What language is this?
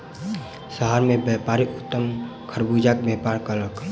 Maithili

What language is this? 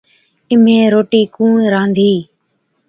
Od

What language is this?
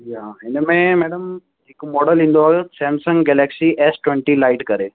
Sindhi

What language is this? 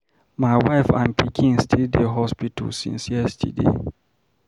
Nigerian Pidgin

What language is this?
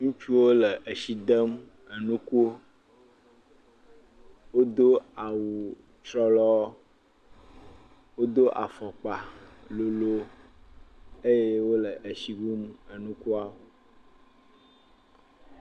Ewe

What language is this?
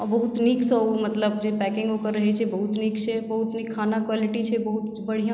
Maithili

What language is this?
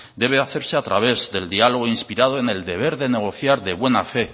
Spanish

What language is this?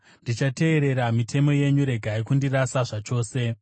Shona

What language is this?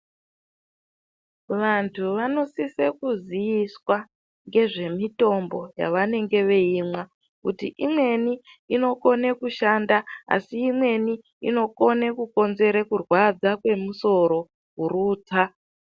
Ndau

